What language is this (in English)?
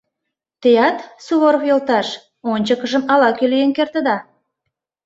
Mari